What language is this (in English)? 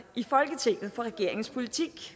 Danish